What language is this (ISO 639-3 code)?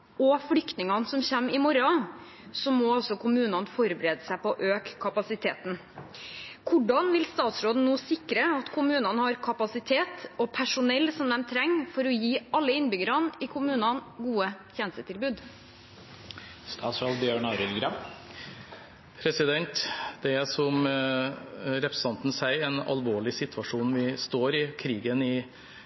nob